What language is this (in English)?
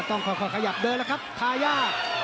Thai